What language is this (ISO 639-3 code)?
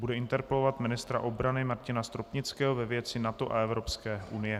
ces